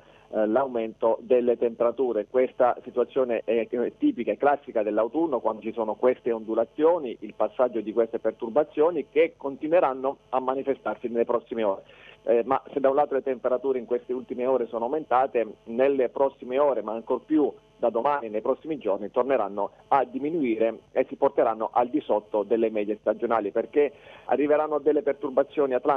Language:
Italian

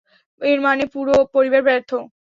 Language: Bangla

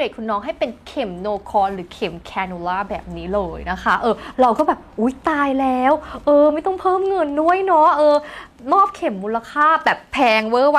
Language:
Thai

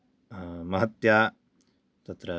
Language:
Sanskrit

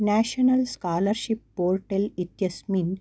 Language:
Sanskrit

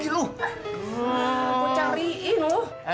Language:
Indonesian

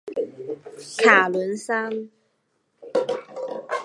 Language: Chinese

